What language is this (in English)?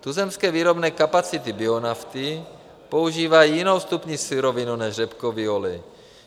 Czech